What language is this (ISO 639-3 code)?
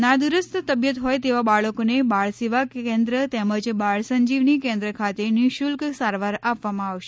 guj